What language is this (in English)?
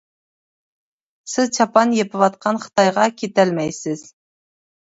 Uyghur